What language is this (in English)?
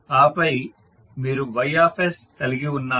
Telugu